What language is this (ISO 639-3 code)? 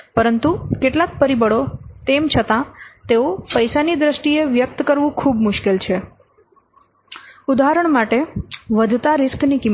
guj